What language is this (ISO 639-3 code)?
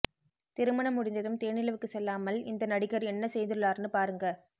tam